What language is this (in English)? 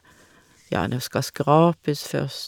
Norwegian